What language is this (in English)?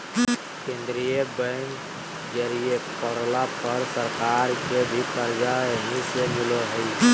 Magahi